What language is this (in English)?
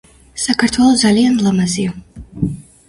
Georgian